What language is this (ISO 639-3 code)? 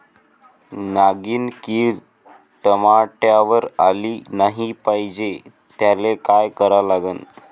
mar